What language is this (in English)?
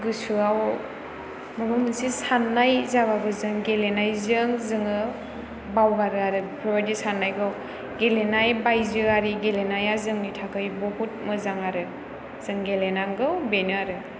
Bodo